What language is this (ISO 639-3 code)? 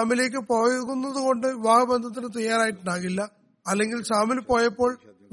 mal